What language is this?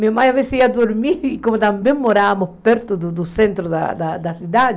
Portuguese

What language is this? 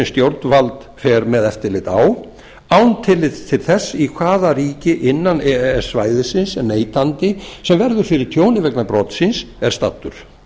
Icelandic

